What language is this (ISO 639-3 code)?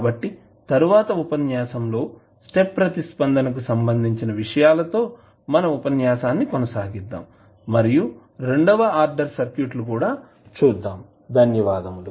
tel